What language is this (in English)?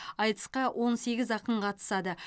Kazakh